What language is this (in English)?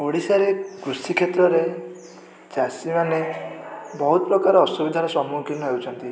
Odia